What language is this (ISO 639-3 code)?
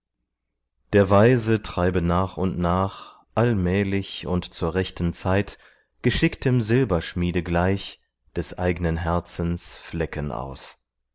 deu